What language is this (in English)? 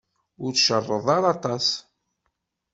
Kabyle